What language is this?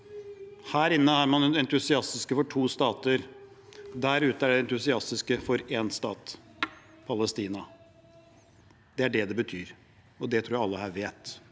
Norwegian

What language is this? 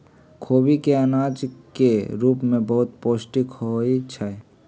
Magahi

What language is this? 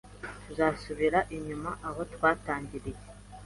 Kinyarwanda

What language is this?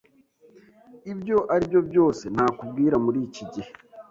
Kinyarwanda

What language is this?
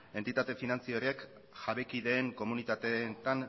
Basque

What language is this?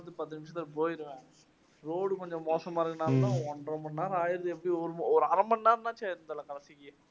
Tamil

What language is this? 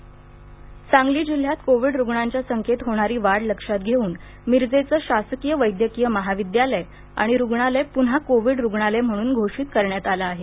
Marathi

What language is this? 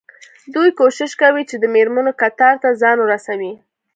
Pashto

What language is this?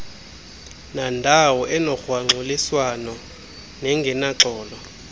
Xhosa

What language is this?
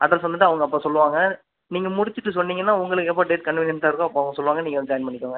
Tamil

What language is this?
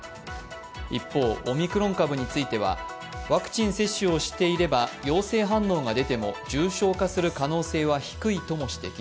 Japanese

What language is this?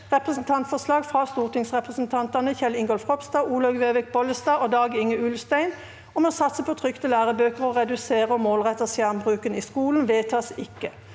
Norwegian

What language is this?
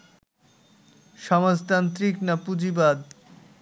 Bangla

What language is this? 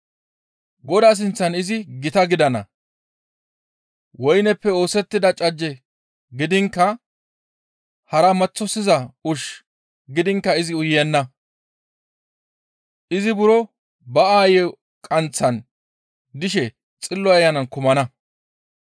Gamo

